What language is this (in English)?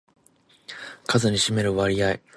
Japanese